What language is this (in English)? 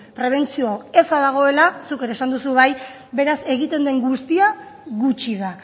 Basque